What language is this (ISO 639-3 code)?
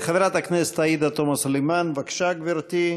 heb